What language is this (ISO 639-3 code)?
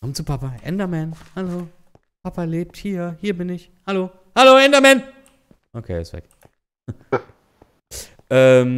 deu